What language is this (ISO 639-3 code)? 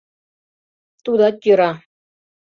chm